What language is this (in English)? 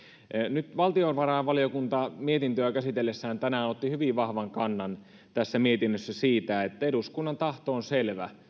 Finnish